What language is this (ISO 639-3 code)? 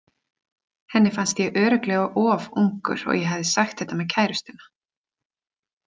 isl